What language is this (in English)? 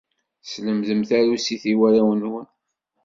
Kabyle